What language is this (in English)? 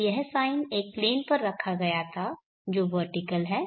Hindi